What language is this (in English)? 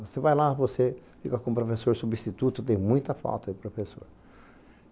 Portuguese